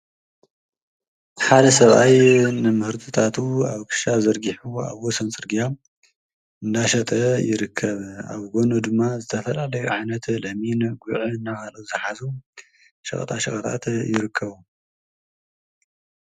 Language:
Tigrinya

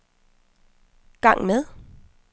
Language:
Danish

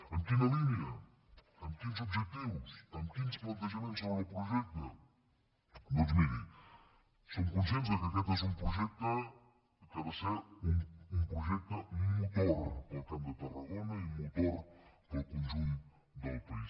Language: Catalan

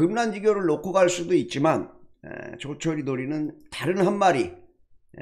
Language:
Korean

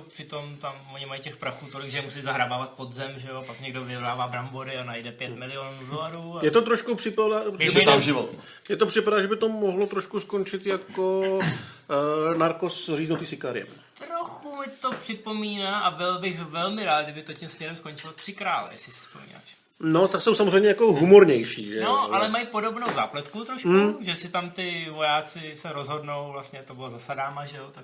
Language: Czech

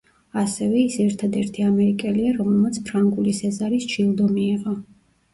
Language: Georgian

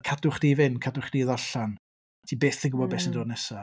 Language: Welsh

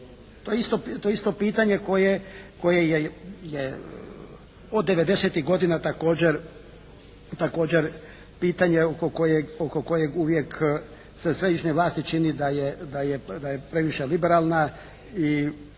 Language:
Croatian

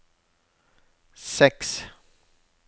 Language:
Norwegian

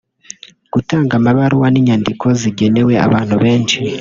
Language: Kinyarwanda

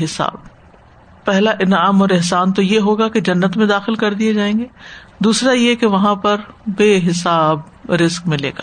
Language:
Urdu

